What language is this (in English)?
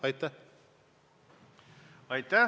Estonian